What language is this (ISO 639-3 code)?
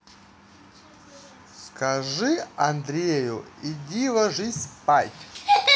rus